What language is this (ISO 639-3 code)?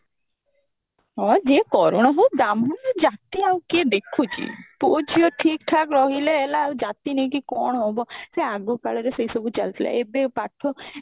ori